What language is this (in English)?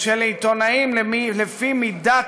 Hebrew